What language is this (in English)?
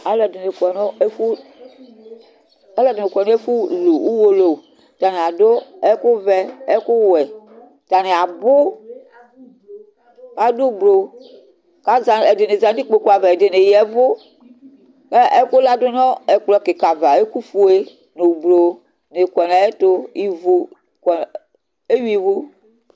Ikposo